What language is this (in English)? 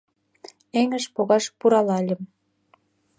Mari